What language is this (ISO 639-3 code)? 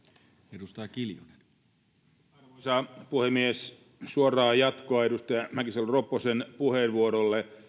fin